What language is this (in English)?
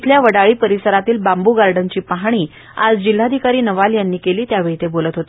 Marathi